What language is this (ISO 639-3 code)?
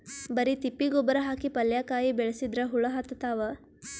kan